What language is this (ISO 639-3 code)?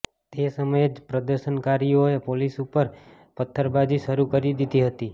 guj